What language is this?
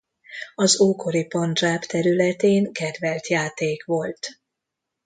Hungarian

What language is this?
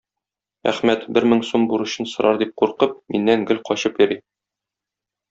Tatar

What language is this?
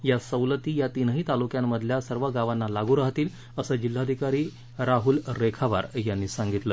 Marathi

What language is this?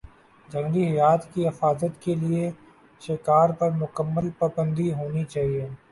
Urdu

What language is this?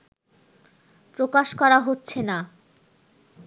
Bangla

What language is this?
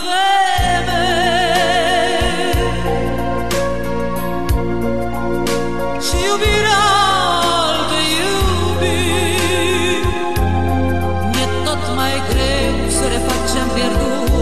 Romanian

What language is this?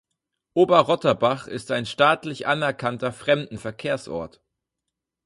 German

